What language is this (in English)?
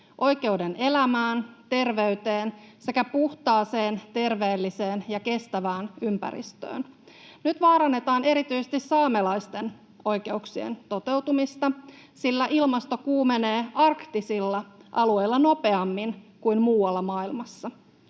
Finnish